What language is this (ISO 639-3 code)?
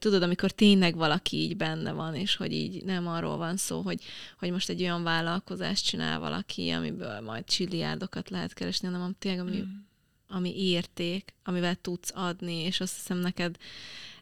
hun